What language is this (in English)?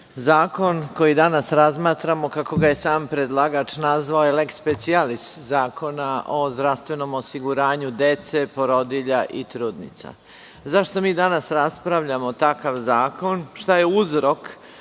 Serbian